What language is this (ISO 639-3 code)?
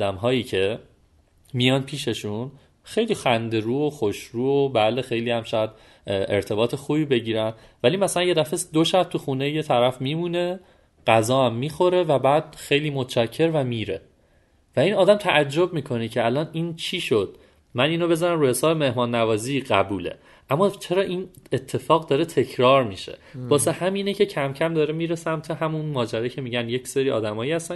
fas